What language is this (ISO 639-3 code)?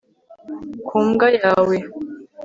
kin